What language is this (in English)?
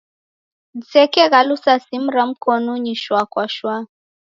Taita